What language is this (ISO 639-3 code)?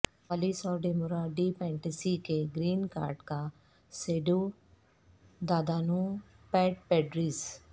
urd